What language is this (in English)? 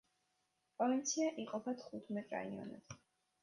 Georgian